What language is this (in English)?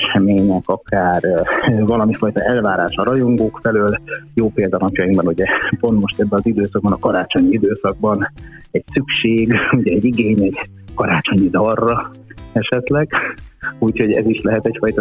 Hungarian